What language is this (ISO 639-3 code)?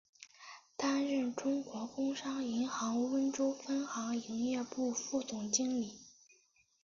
zho